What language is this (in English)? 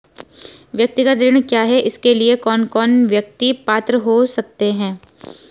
Hindi